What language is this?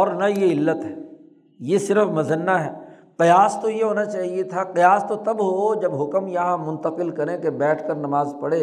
Urdu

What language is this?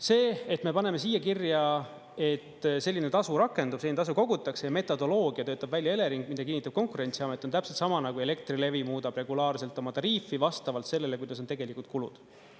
Estonian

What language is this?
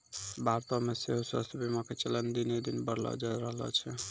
Maithili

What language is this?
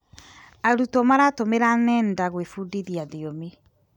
Kikuyu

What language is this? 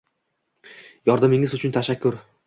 Uzbek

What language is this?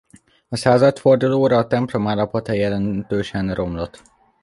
Hungarian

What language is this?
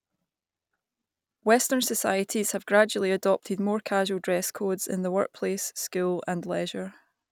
English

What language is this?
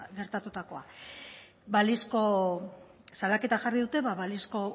Basque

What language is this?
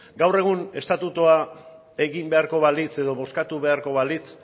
Basque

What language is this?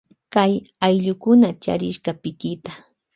Loja Highland Quichua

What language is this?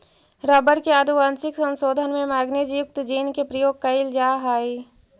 Magahi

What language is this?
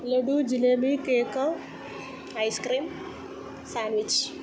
Malayalam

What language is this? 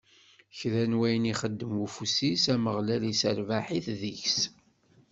Kabyle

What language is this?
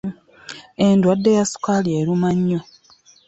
Ganda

